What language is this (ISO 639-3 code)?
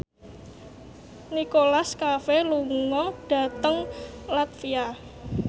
jav